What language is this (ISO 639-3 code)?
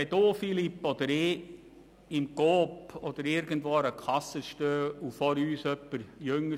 gsw